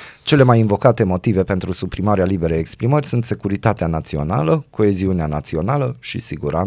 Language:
Romanian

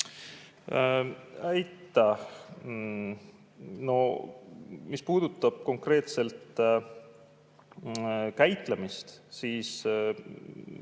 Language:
Estonian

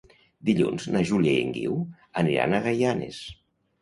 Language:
Catalan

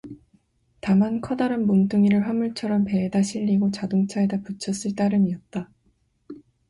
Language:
Korean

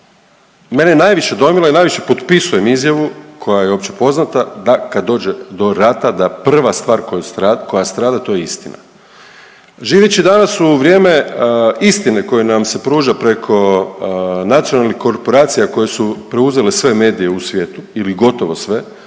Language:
Croatian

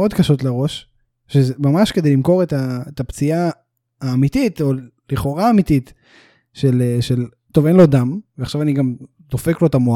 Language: Hebrew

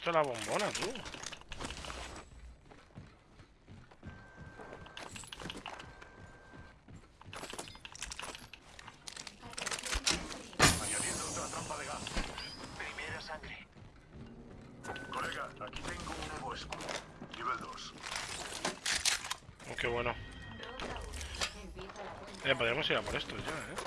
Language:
Spanish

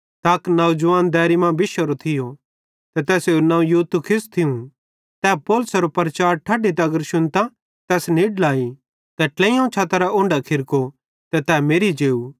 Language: Bhadrawahi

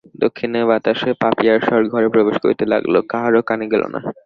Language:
Bangla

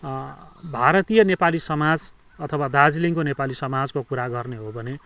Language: Nepali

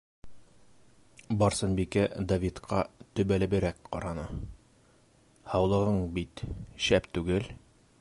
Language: Bashkir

